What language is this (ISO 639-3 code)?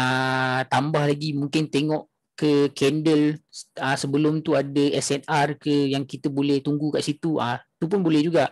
msa